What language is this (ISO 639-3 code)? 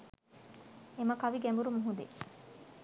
sin